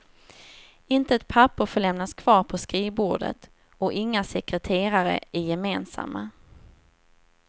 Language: Swedish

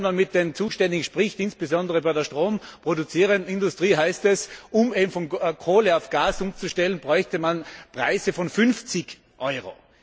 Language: German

